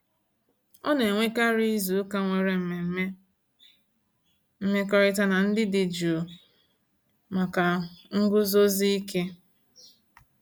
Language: Igbo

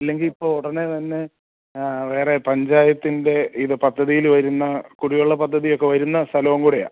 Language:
Malayalam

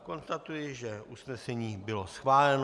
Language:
Czech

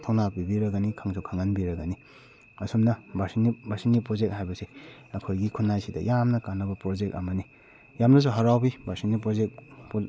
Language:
Manipuri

